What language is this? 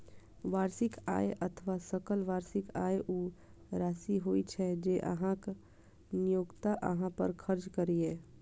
Maithili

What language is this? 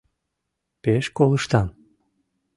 Mari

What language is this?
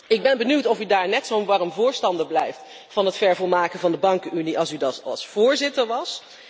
Dutch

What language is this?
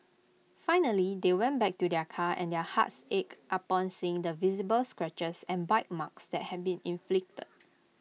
English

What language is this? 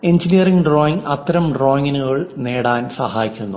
Malayalam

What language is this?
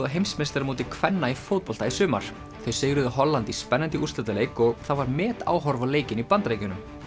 Icelandic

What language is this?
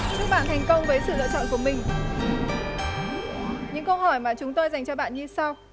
Vietnamese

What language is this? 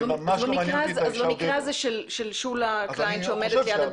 Hebrew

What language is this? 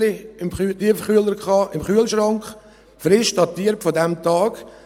Swiss German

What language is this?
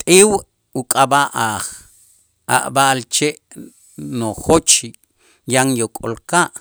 Itzá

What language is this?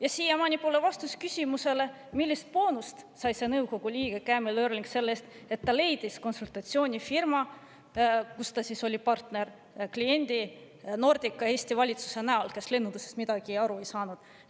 Estonian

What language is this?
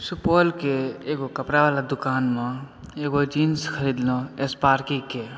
Maithili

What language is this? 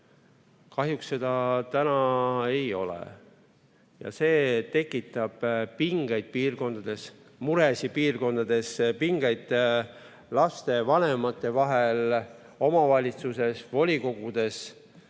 Estonian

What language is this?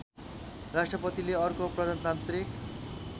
Nepali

